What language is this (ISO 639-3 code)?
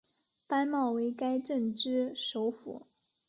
zho